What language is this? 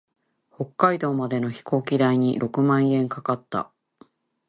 Japanese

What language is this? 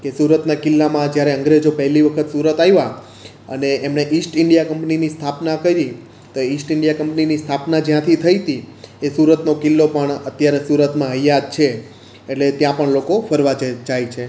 Gujarati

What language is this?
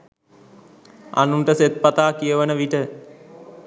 Sinhala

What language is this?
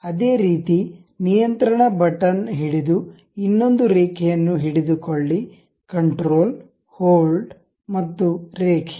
Kannada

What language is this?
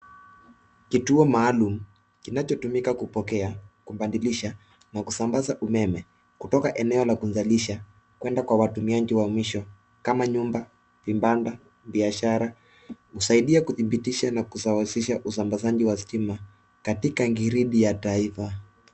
Swahili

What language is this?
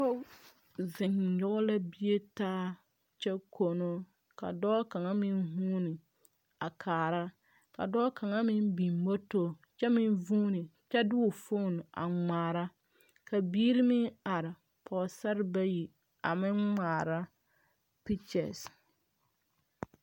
Southern Dagaare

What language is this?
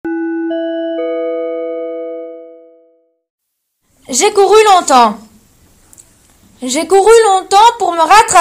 French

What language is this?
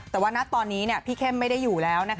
Thai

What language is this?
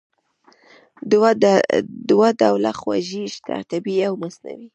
Pashto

